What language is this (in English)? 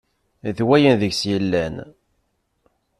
Kabyle